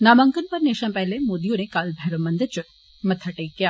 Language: Dogri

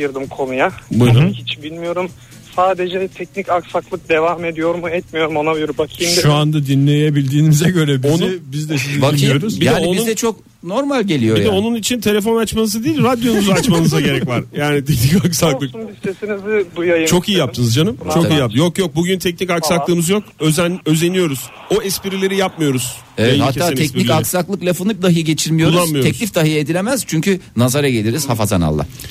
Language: Turkish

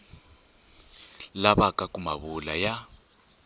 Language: Tsonga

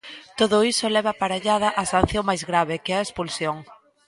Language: Galician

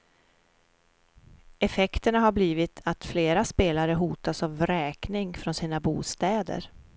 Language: Swedish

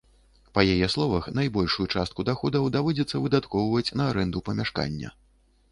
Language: Belarusian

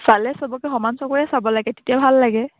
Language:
Assamese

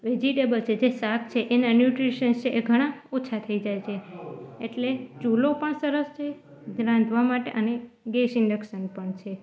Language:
Gujarati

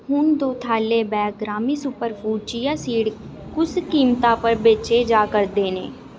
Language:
Dogri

